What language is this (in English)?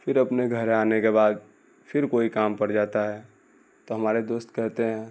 Urdu